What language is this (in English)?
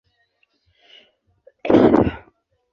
Swahili